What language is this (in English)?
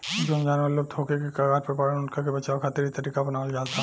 Bhojpuri